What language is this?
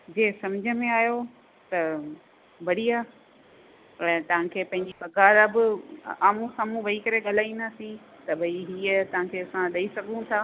Sindhi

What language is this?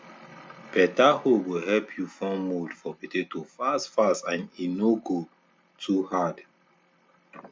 Nigerian Pidgin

